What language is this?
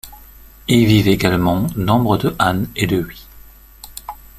French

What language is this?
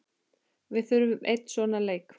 Icelandic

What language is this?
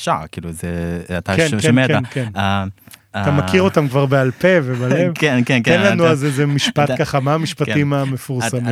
Hebrew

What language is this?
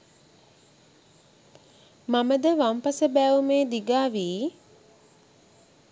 Sinhala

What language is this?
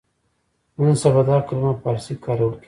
Pashto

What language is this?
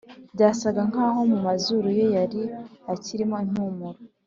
Kinyarwanda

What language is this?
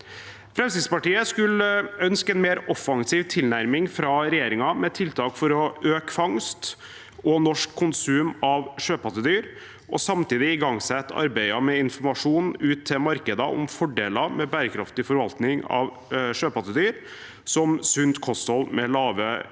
Norwegian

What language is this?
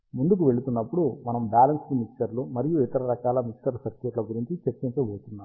Telugu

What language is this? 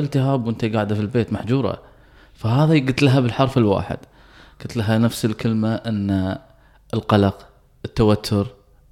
Arabic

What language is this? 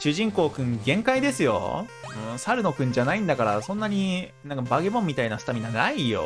Japanese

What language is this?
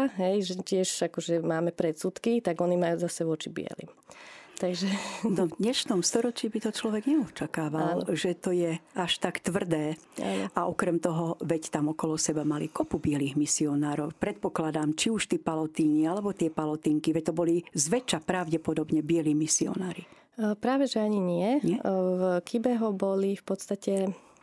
Slovak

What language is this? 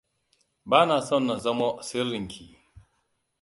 Hausa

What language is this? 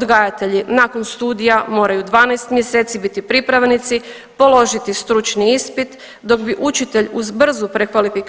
Croatian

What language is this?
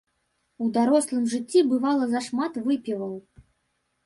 Belarusian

